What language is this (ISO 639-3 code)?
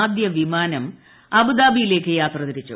mal